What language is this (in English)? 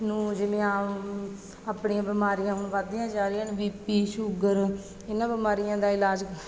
Punjabi